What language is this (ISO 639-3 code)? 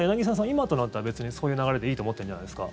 jpn